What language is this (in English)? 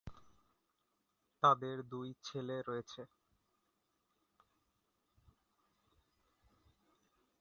Bangla